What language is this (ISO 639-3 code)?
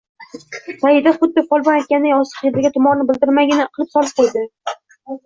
uzb